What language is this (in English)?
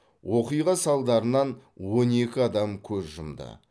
Kazakh